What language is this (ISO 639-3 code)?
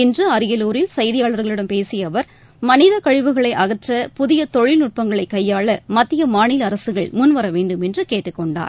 tam